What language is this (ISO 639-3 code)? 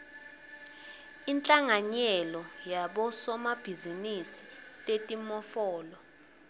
ssw